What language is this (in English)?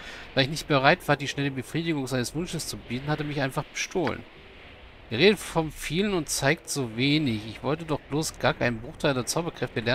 German